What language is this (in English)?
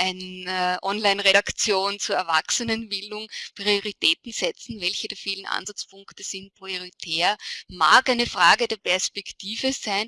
German